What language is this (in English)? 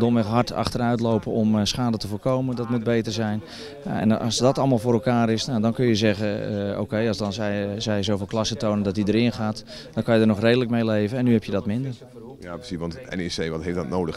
Dutch